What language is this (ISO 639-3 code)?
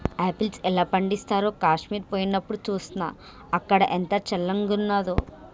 tel